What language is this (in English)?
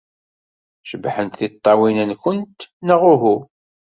Kabyle